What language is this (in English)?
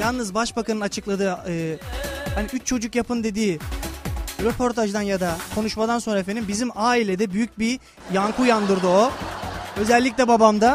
Turkish